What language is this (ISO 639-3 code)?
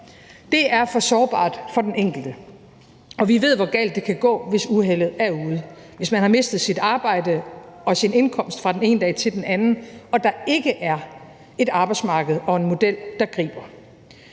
dan